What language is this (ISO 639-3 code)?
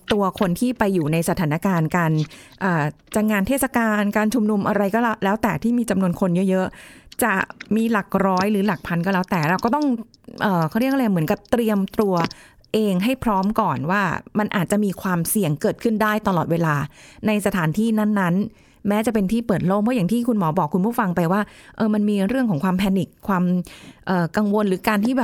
tha